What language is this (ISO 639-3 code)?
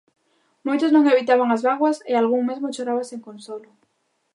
glg